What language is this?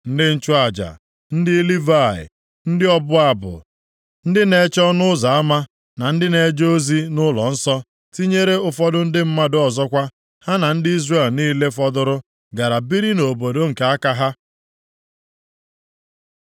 Igbo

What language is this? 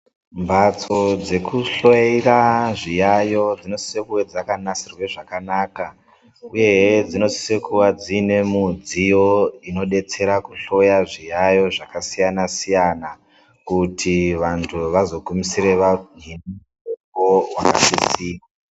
Ndau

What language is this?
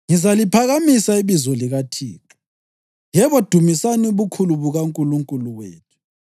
North Ndebele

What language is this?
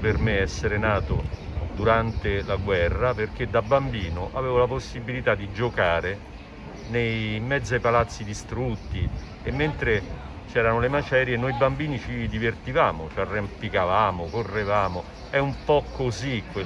Italian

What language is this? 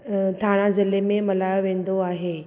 Sindhi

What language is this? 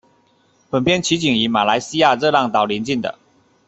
Chinese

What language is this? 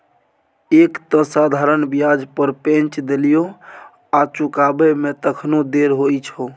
Maithili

